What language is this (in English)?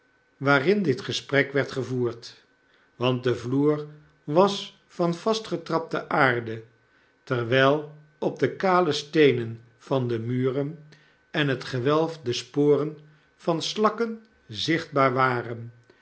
Dutch